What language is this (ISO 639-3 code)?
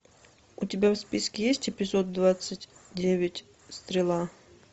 rus